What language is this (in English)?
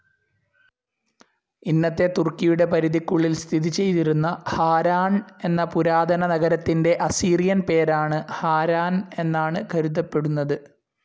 Malayalam